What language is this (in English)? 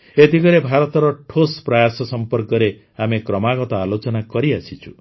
Odia